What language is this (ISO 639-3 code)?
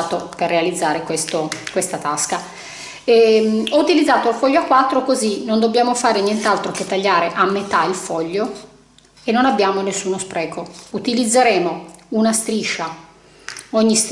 ita